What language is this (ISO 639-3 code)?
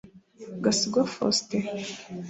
kin